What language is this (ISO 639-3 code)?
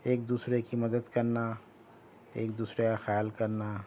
urd